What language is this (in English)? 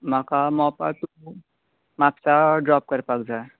Konkani